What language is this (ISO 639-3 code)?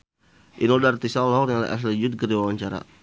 sun